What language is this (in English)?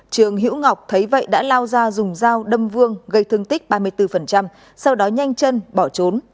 Vietnamese